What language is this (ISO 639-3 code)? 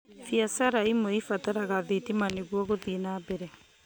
kik